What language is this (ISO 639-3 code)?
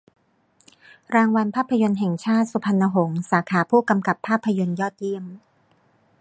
tha